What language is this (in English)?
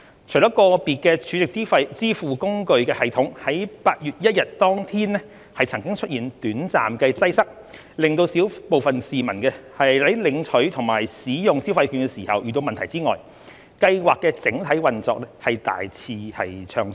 Cantonese